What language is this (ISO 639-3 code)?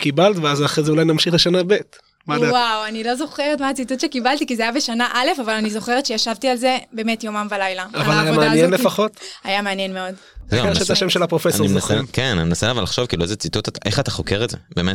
heb